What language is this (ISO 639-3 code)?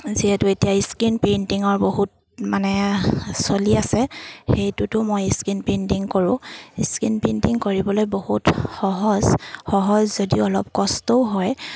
asm